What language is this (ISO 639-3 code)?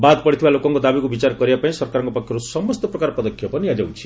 ori